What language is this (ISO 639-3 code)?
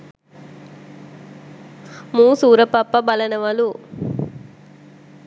sin